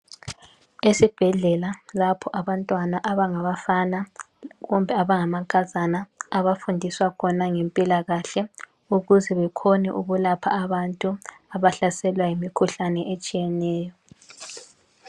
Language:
North Ndebele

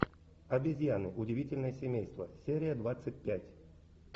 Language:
Russian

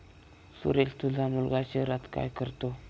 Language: Marathi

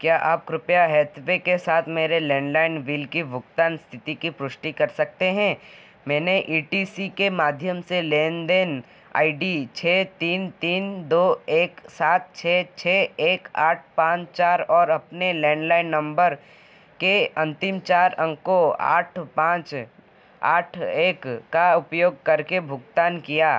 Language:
Hindi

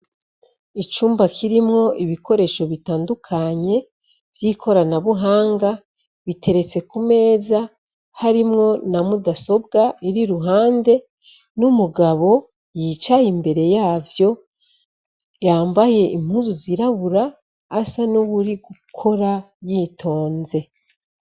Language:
Rundi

